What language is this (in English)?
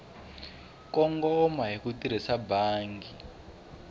Tsonga